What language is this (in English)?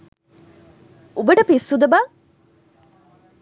Sinhala